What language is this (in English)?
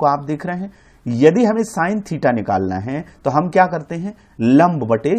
Hindi